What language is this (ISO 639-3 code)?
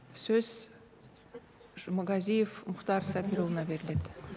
kaz